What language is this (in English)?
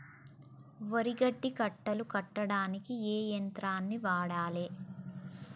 Telugu